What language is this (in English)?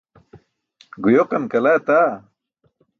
Burushaski